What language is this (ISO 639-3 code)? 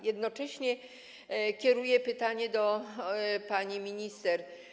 pol